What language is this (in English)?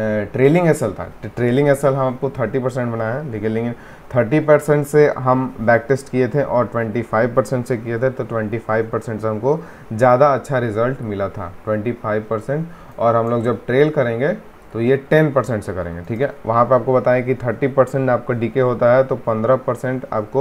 Hindi